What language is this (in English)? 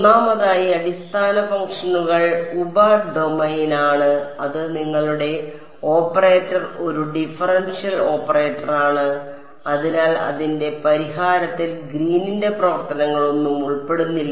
Malayalam